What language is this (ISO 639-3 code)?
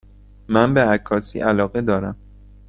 fas